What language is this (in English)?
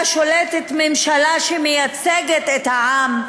Hebrew